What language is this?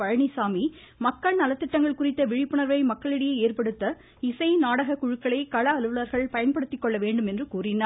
Tamil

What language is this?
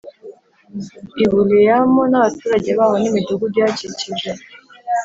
Kinyarwanda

